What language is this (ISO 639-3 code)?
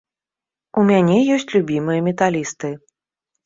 bel